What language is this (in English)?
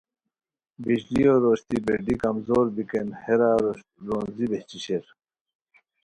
Khowar